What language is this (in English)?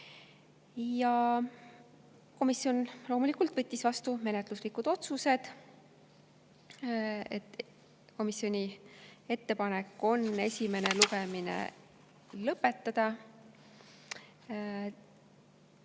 Estonian